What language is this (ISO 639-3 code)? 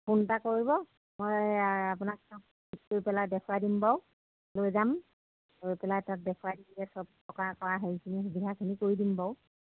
asm